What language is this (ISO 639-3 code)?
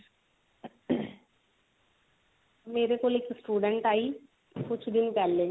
pan